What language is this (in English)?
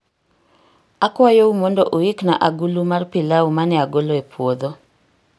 Luo (Kenya and Tanzania)